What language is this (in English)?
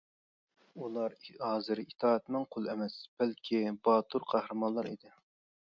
Uyghur